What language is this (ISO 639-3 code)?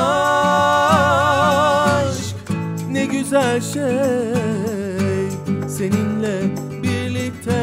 tur